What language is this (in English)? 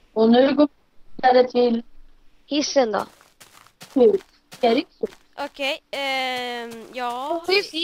Swedish